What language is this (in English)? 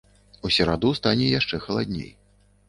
Belarusian